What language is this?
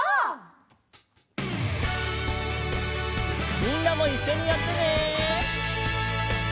Japanese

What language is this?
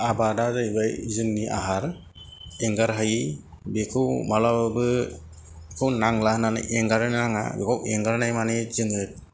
Bodo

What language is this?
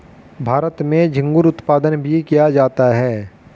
Hindi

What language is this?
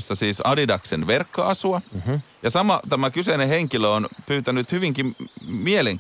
Finnish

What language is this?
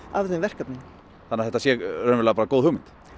Icelandic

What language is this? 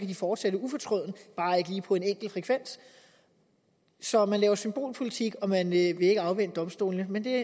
Danish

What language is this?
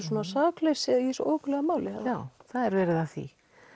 Icelandic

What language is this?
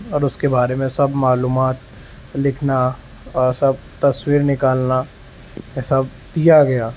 Urdu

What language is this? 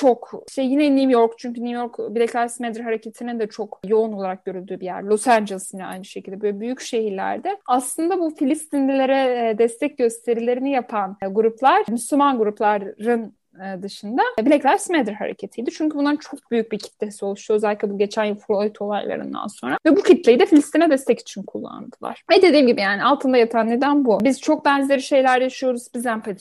Turkish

